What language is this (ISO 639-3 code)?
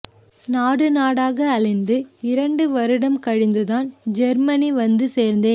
tam